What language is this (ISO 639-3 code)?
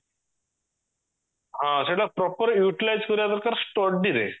ori